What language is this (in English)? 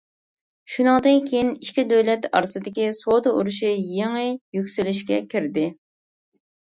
Uyghur